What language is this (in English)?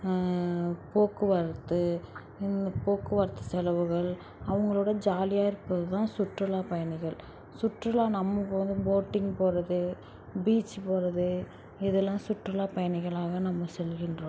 Tamil